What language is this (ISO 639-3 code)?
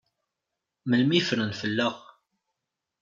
kab